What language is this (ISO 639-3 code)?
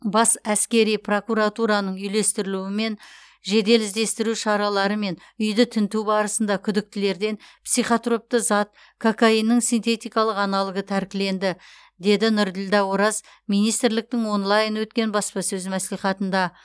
kaz